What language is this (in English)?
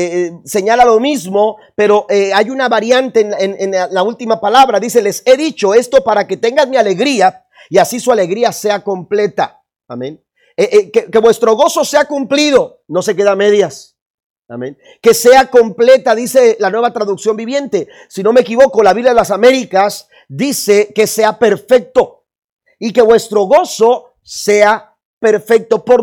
Spanish